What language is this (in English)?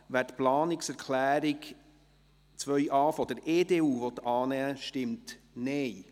Swiss German